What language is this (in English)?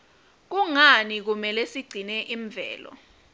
Swati